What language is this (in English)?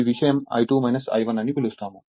Telugu